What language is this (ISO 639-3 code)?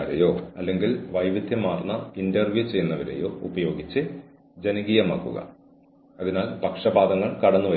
mal